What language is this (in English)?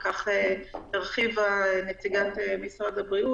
Hebrew